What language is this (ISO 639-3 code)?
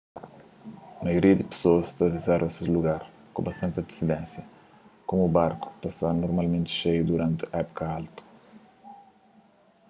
kea